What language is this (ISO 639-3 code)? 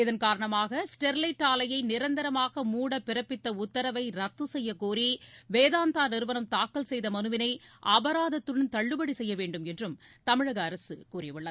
tam